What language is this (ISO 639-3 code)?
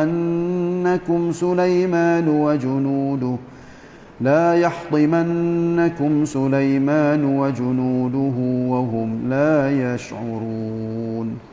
msa